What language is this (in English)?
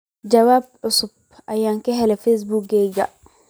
Somali